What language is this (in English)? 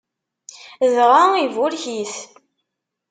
Kabyle